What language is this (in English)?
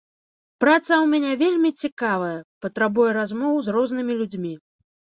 Belarusian